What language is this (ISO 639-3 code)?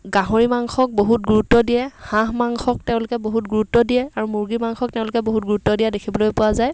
asm